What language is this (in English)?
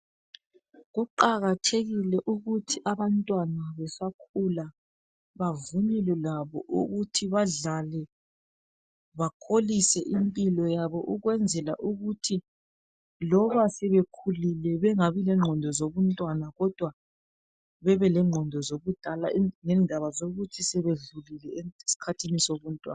North Ndebele